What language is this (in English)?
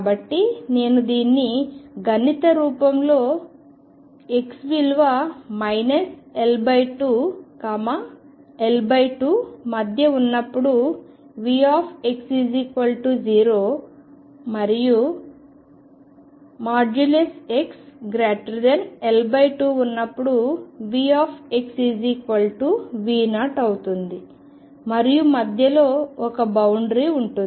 Telugu